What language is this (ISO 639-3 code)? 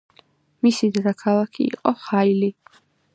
kat